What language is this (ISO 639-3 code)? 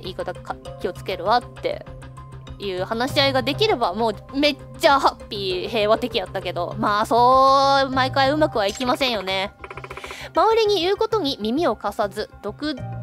jpn